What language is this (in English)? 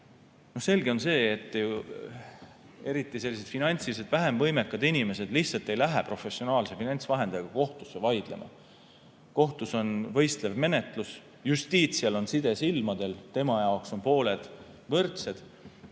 Estonian